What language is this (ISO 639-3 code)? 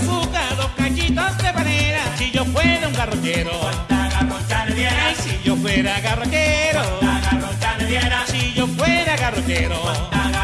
spa